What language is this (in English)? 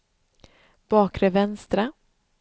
Swedish